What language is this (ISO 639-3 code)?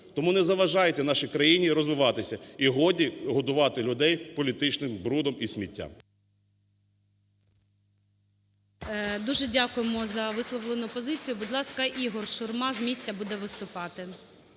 ukr